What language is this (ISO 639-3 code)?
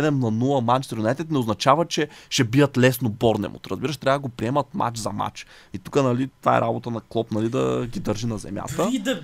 bul